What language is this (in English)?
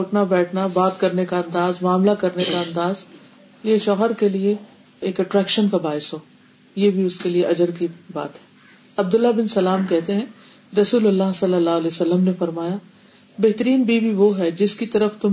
Urdu